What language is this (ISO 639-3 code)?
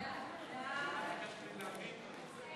heb